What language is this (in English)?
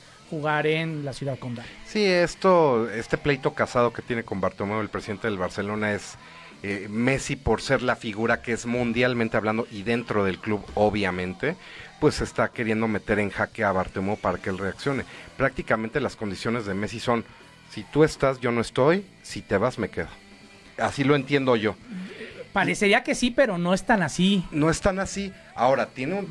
Spanish